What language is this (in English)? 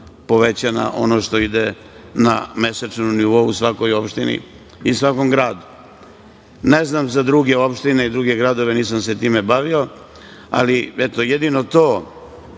Serbian